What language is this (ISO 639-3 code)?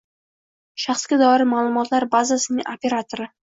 uzb